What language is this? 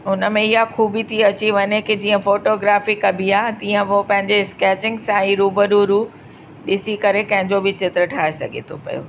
Sindhi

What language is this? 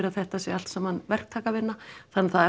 Icelandic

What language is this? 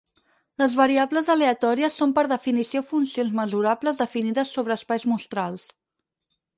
Catalan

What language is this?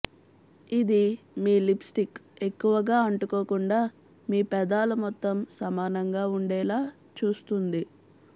Telugu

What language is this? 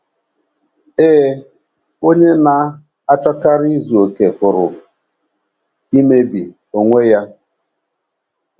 Igbo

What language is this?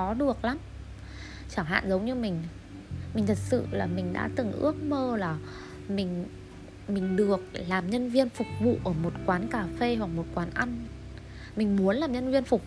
Vietnamese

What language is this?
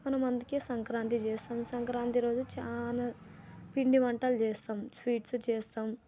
Telugu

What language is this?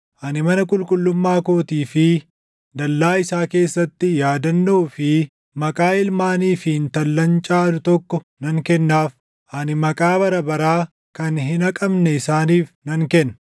Oromo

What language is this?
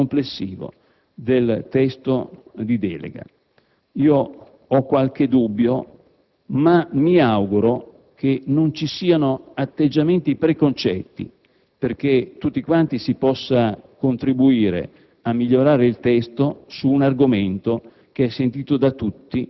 Italian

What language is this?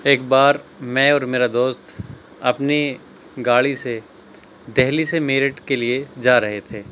Urdu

